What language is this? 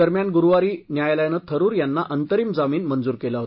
Marathi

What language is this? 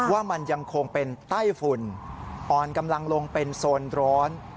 Thai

